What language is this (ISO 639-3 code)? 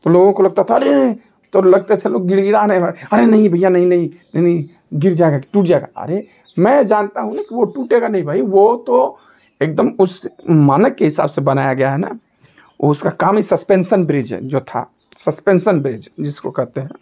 hin